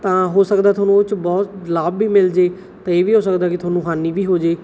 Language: Punjabi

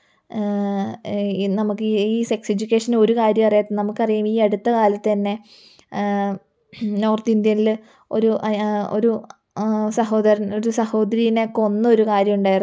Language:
Malayalam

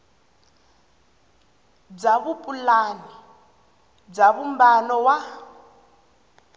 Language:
Tsonga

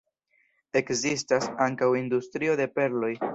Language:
Esperanto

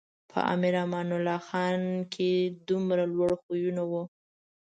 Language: Pashto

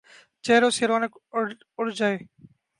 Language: Urdu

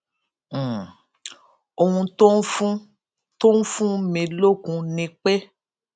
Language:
Yoruba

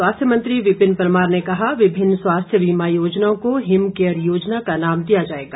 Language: Hindi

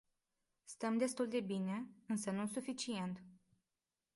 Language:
Romanian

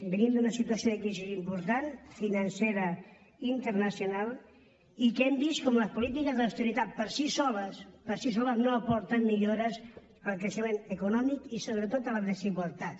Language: Catalan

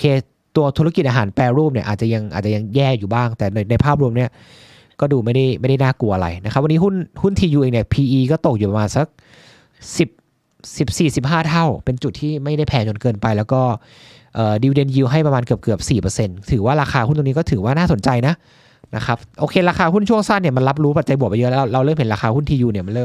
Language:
Thai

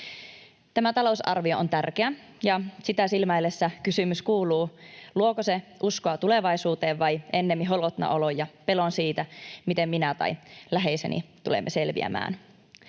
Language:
Finnish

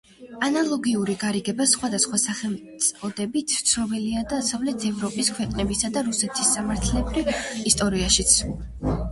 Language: Georgian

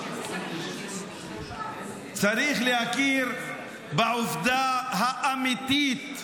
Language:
Hebrew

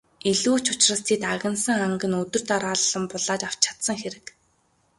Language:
Mongolian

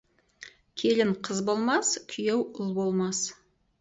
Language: Kazakh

